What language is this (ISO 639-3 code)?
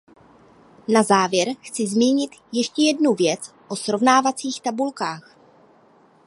ces